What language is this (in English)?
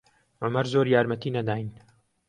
Central Kurdish